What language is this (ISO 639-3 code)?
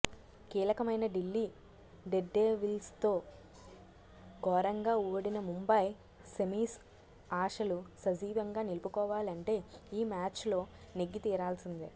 tel